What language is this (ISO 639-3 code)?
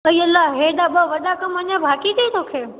snd